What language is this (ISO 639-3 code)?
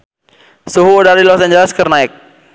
sun